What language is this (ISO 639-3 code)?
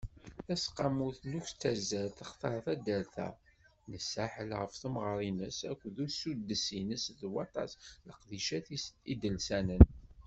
kab